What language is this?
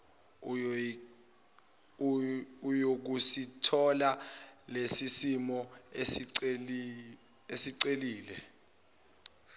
Zulu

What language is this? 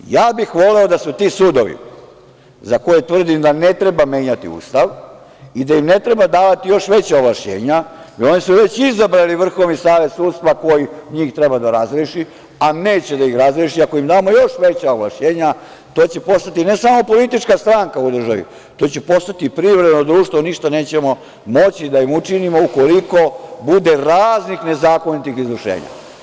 Serbian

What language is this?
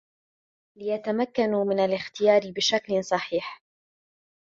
Arabic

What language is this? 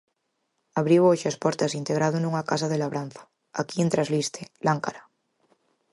Galician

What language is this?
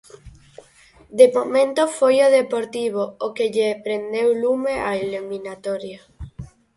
Galician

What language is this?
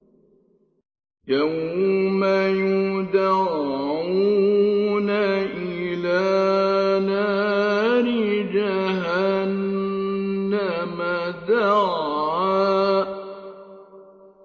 Arabic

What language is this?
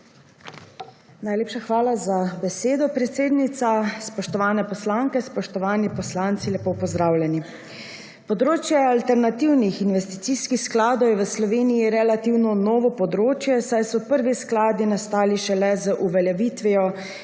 Slovenian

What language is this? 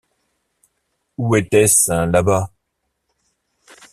French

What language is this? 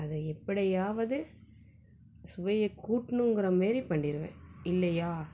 Tamil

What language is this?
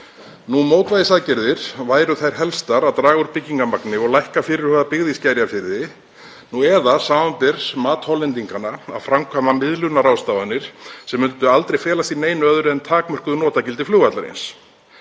Icelandic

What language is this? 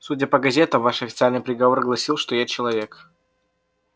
Russian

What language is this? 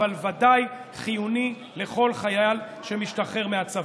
Hebrew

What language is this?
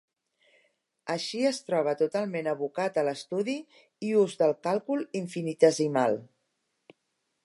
Catalan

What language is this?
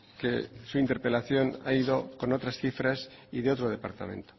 Spanish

